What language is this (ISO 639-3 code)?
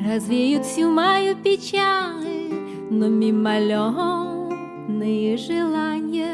rus